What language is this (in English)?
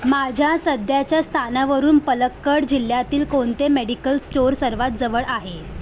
Marathi